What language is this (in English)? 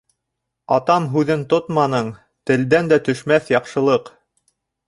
Bashkir